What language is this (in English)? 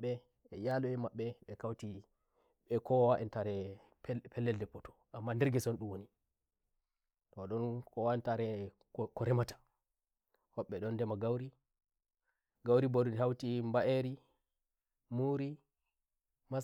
Nigerian Fulfulde